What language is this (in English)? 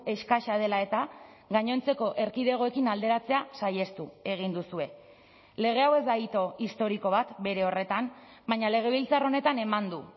Basque